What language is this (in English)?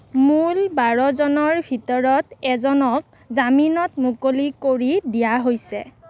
Assamese